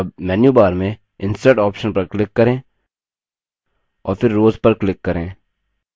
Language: Hindi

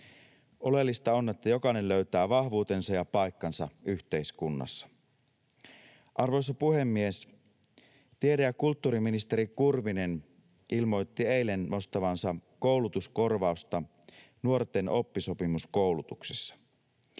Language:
Finnish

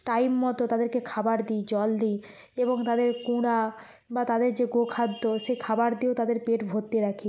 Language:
Bangla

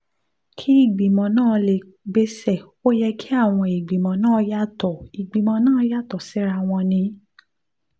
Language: Yoruba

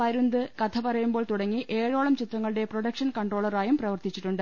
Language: Malayalam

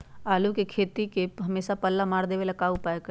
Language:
Magahi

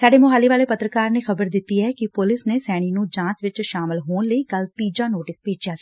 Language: Punjabi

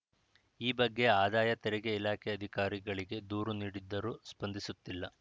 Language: Kannada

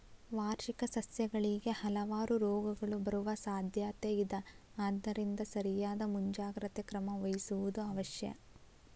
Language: Kannada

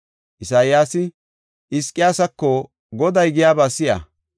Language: Gofa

